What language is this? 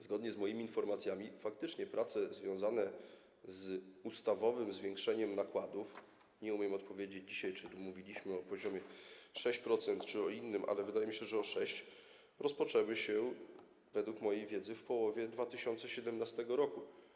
Polish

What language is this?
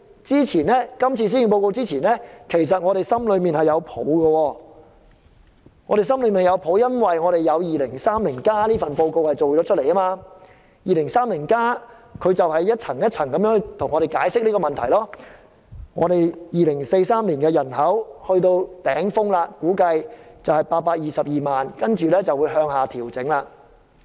Cantonese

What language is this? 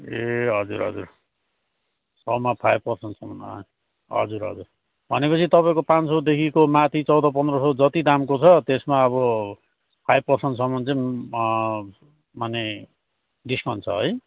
Nepali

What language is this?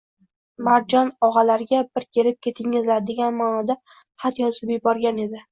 Uzbek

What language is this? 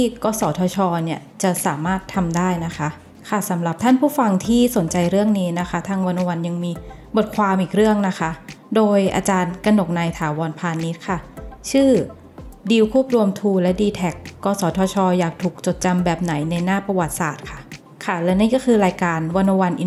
Thai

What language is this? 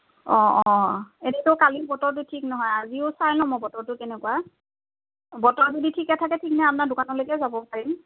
Assamese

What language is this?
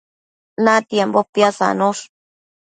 Matsés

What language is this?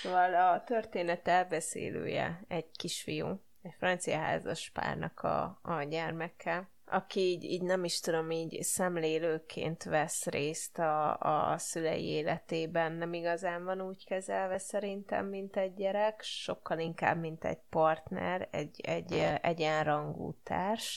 Hungarian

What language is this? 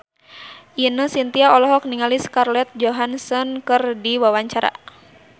Sundanese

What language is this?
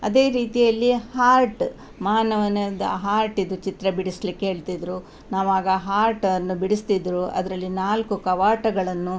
Kannada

